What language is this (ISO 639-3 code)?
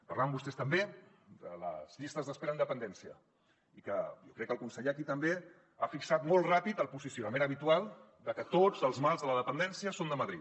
cat